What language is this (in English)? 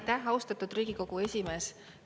Estonian